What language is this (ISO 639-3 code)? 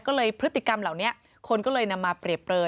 tha